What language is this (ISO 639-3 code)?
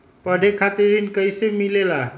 mag